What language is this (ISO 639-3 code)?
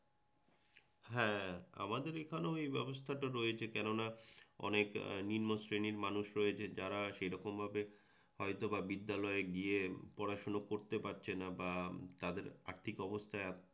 ben